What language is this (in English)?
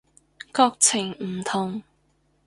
Cantonese